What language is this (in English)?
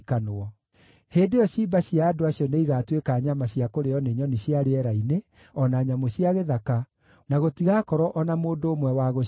Kikuyu